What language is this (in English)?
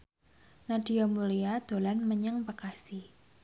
Javanese